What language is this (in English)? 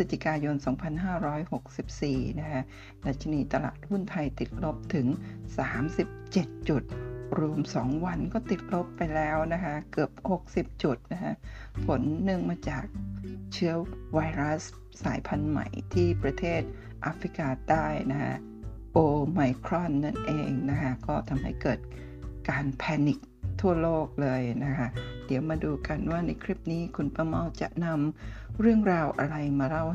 Thai